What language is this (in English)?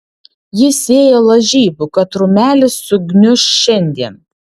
Lithuanian